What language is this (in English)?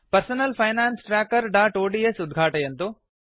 Sanskrit